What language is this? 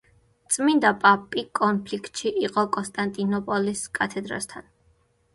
Georgian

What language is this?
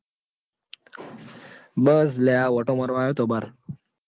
Gujarati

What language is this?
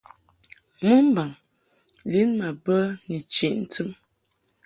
Mungaka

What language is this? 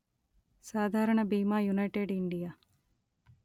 Telugu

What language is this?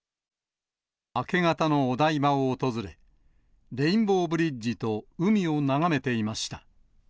Japanese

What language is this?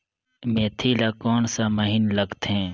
Chhattisgarhi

